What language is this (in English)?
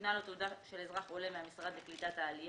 Hebrew